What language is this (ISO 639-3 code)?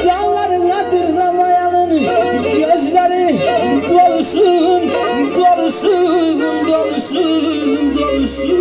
tur